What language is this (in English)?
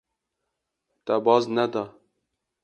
Kurdish